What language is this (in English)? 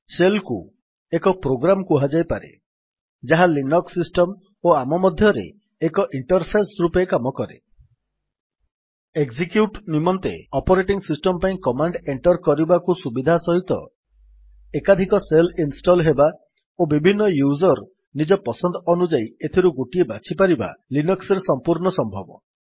Odia